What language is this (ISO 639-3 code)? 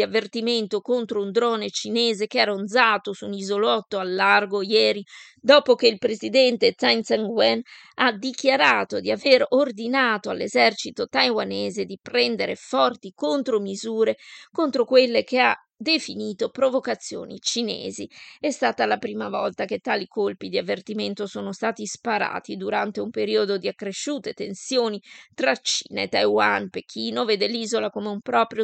ita